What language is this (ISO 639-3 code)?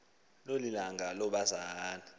xho